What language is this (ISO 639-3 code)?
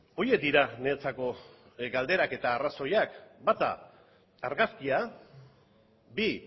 eus